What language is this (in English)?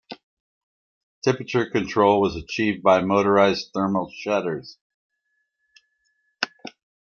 English